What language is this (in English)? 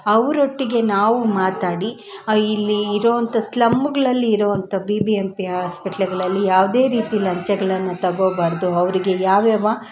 Kannada